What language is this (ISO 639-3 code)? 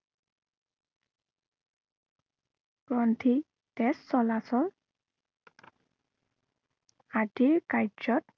asm